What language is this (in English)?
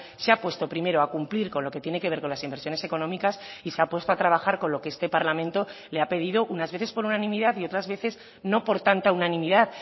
Spanish